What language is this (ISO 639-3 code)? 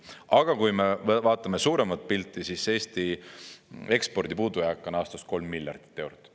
est